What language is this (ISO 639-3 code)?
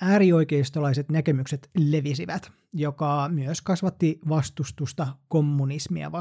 fin